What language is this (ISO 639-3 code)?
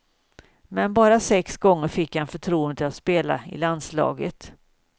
swe